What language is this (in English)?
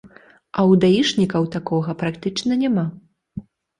Belarusian